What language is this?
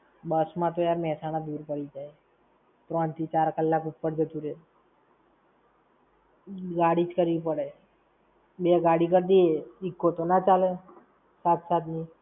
Gujarati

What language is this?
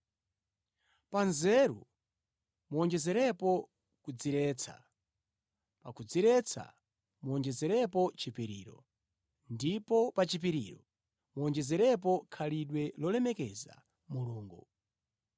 Nyanja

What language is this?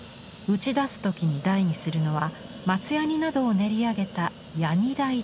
Japanese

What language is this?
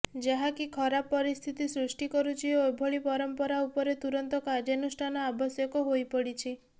Odia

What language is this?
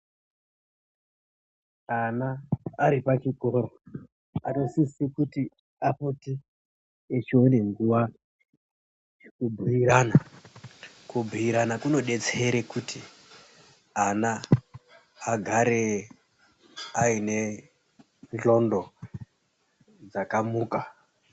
Ndau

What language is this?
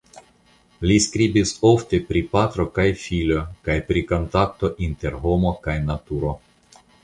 Esperanto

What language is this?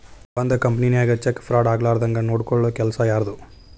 Kannada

